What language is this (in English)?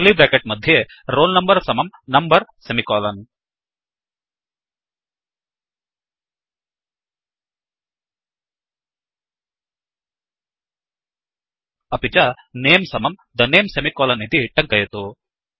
Sanskrit